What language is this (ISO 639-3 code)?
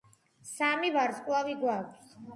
kat